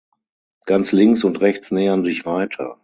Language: German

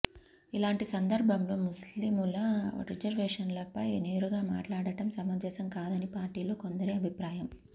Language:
Telugu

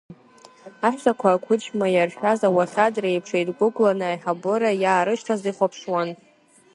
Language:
Abkhazian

